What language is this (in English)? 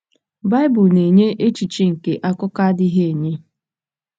Igbo